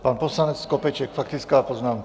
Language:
Czech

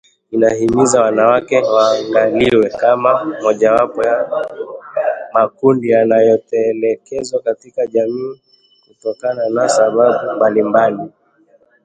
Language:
Swahili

